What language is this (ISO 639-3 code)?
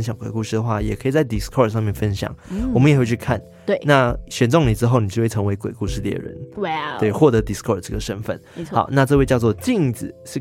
zho